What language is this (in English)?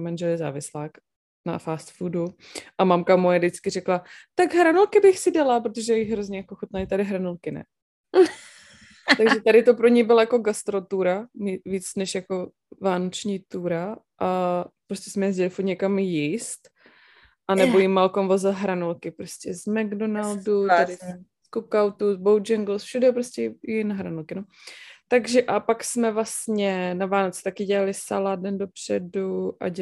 Czech